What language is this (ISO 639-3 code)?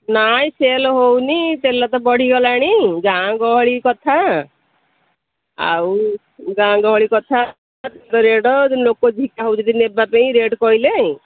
ori